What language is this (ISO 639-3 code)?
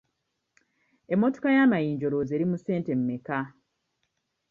lug